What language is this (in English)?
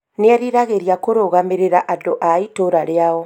Kikuyu